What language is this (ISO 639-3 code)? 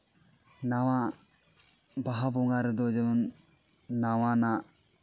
sat